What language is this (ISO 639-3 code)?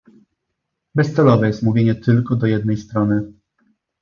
pol